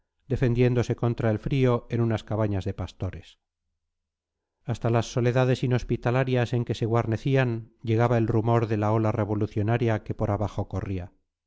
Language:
Spanish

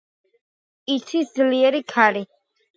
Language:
Georgian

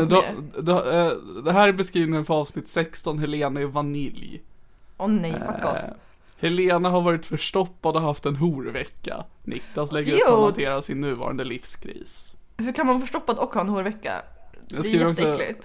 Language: Swedish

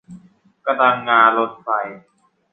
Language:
Thai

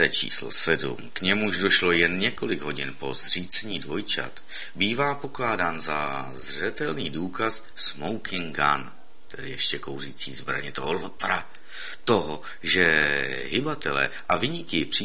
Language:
Czech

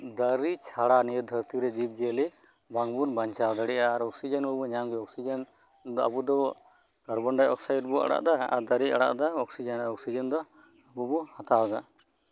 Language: Santali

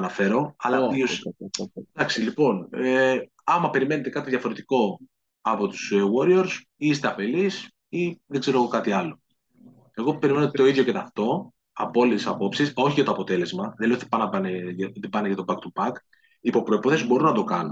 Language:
Greek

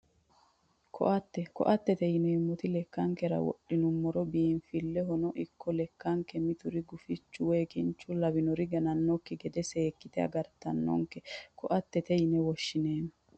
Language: Sidamo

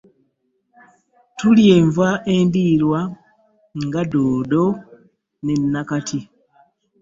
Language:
Ganda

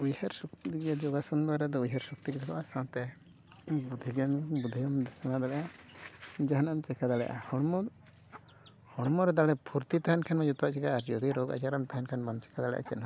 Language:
Santali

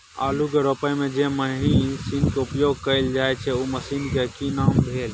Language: Maithili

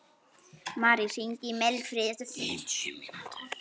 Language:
Icelandic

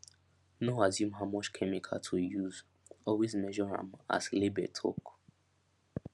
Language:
Nigerian Pidgin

